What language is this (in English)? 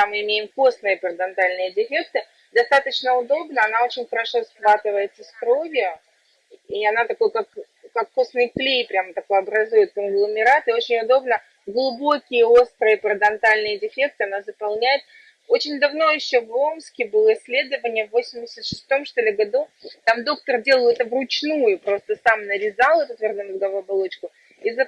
Russian